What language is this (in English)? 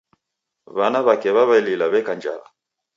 Taita